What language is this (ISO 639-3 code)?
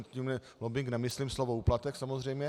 ces